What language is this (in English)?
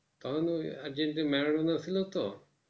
Bangla